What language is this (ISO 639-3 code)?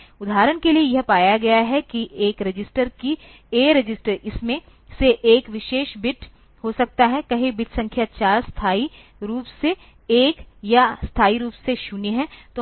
hin